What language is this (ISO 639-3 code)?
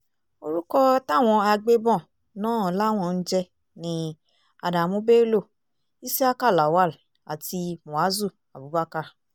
yor